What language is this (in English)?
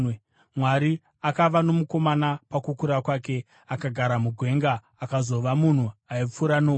Shona